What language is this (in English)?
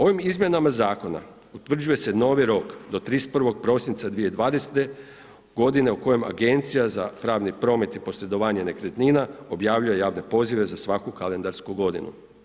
Croatian